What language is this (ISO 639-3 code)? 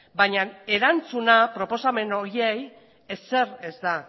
eus